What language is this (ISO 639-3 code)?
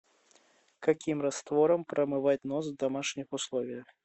rus